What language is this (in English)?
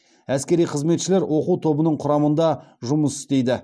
Kazakh